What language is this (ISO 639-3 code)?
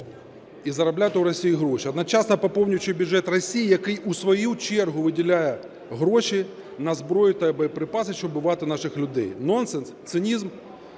ukr